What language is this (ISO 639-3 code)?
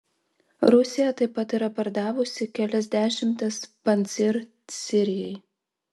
lit